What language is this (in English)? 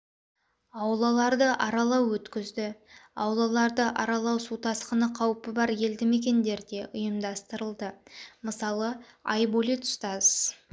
Kazakh